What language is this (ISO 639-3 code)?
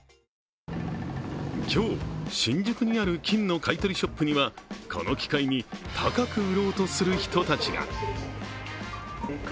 jpn